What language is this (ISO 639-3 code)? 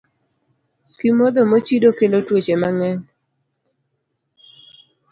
luo